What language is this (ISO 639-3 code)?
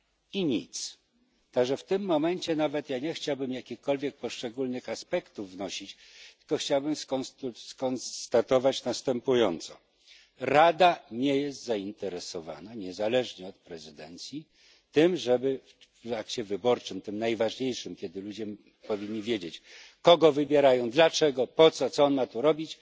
pol